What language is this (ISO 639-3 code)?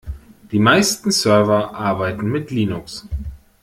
deu